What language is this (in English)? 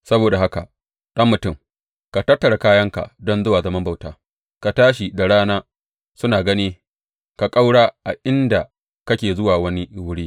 Hausa